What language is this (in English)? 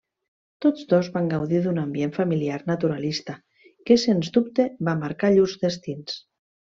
Catalan